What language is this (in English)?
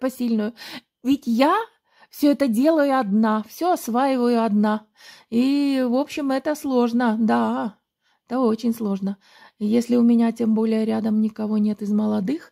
Russian